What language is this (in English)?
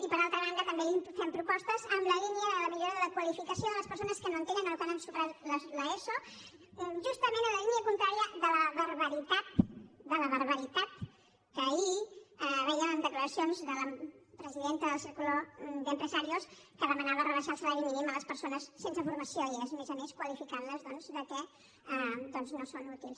Catalan